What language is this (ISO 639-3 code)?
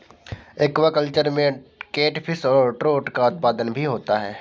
hin